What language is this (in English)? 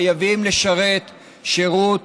Hebrew